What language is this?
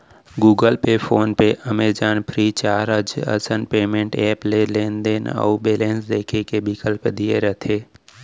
Chhattisgarhi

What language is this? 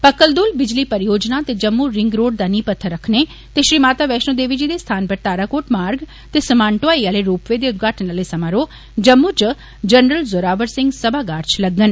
Dogri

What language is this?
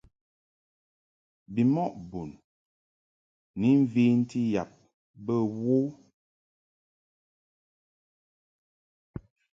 Mungaka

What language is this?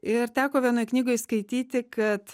Lithuanian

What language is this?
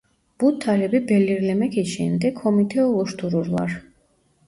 Turkish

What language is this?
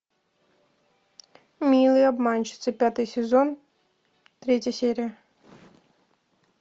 Russian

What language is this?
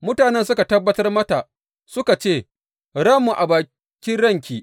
Hausa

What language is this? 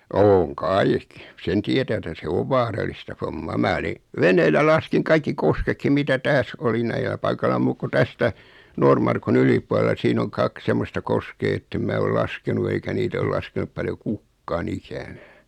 Finnish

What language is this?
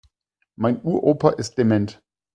German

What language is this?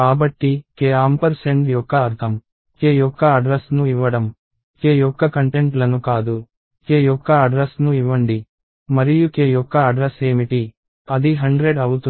Telugu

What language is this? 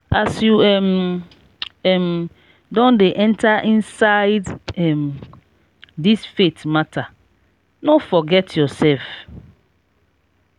Nigerian Pidgin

